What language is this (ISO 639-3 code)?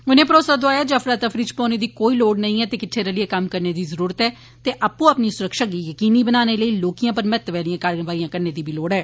doi